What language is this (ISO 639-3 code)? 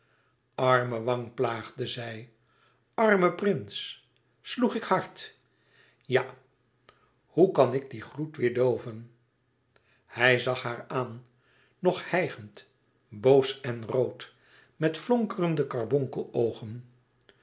nld